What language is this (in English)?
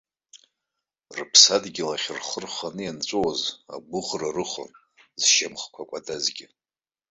Abkhazian